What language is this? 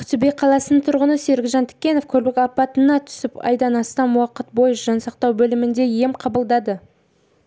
Kazakh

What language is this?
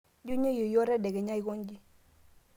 Masai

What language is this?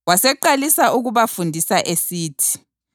North Ndebele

